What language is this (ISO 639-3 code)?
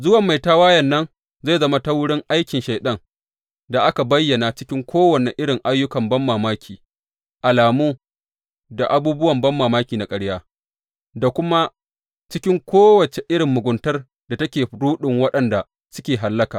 hau